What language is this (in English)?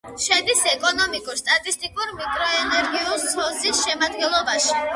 Georgian